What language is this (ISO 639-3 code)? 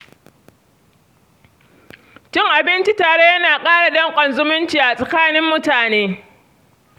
hau